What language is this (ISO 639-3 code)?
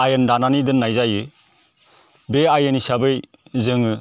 brx